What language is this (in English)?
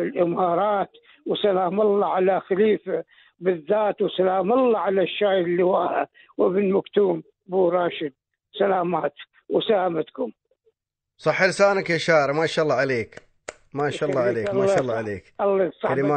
Arabic